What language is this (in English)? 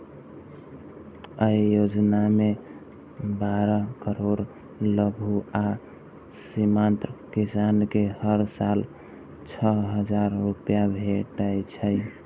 Maithili